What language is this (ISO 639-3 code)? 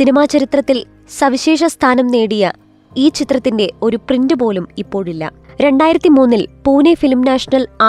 mal